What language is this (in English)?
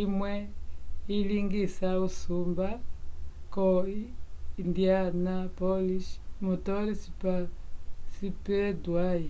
Umbundu